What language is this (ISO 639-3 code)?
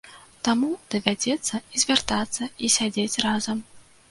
bel